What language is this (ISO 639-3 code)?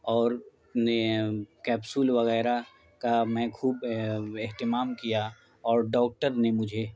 urd